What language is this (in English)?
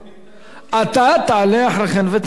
Hebrew